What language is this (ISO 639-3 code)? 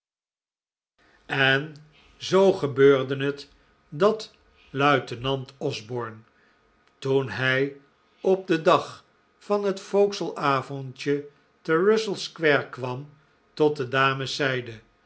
nld